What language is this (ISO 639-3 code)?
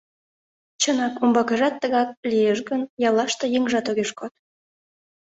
chm